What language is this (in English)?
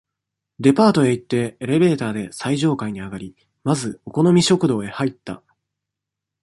Japanese